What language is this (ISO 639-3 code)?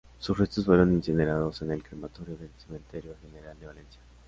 spa